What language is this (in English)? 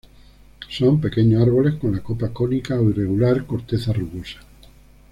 Spanish